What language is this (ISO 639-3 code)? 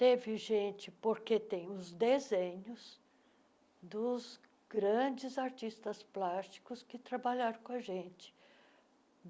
por